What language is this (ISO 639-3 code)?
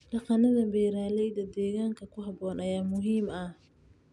som